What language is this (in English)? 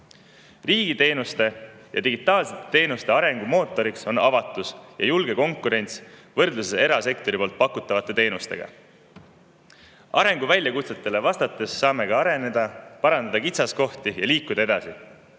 Estonian